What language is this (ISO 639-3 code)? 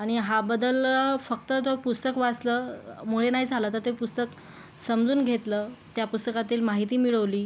mar